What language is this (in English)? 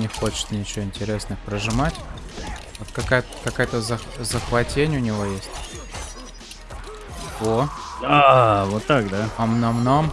Russian